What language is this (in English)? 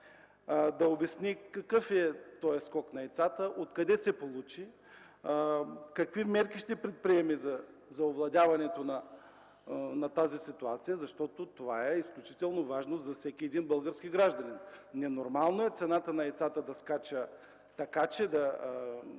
Bulgarian